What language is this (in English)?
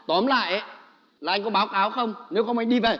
Vietnamese